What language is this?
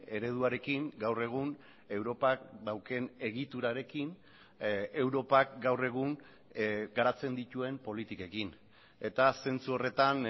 Basque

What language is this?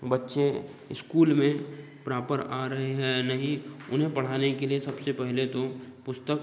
Hindi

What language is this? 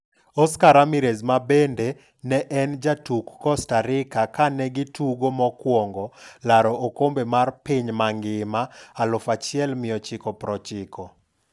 Luo (Kenya and Tanzania)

